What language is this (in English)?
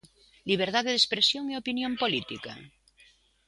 Galician